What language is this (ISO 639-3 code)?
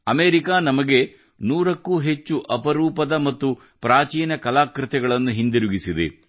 kan